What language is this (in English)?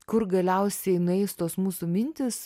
Lithuanian